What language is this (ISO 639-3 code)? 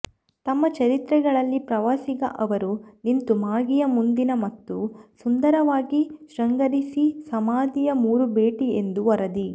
kan